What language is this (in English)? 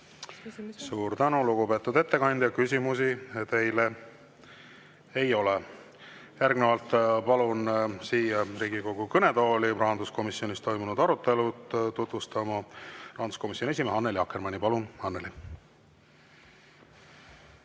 Estonian